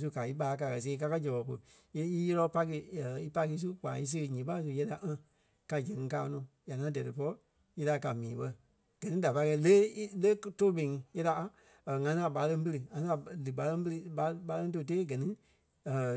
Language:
Kpelle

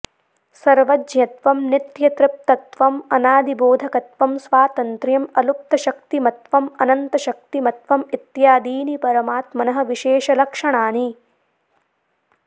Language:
Sanskrit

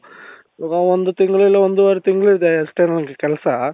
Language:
Kannada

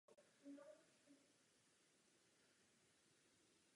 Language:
Czech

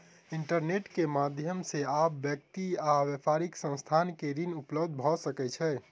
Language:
Maithili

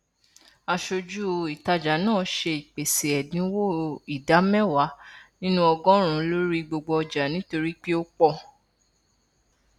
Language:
Yoruba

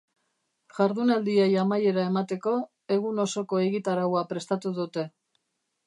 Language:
Basque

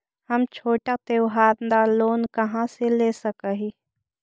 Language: Magahi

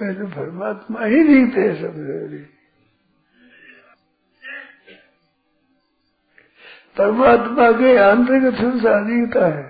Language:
Hindi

